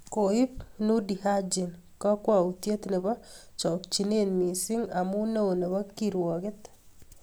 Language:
Kalenjin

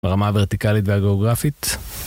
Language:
Hebrew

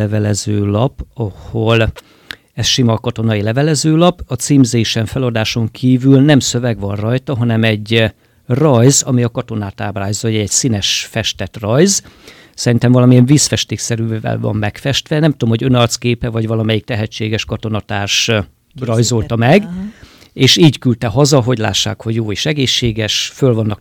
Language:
Hungarian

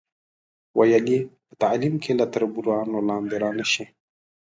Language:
Pashto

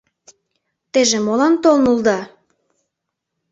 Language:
Mari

